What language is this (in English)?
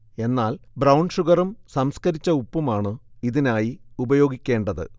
Malayalam